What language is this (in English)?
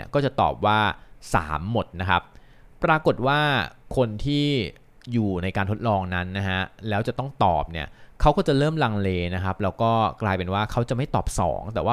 Thai